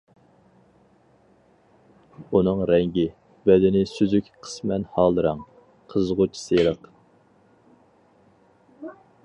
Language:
Uyghur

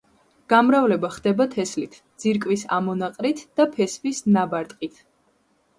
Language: Georgian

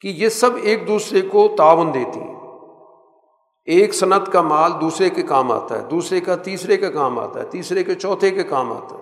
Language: Urdu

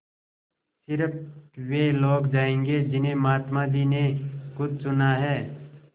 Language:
Hindi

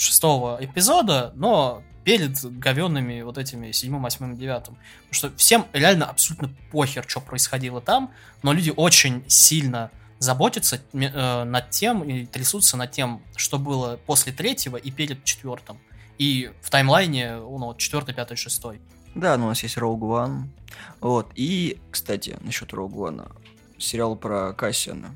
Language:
Russian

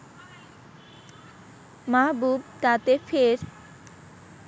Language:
Bangla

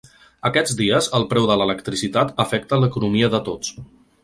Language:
Catalan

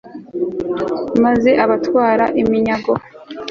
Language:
Kinyarwanda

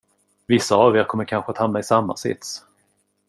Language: Swedish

